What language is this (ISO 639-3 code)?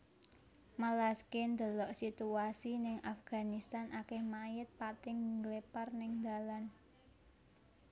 jav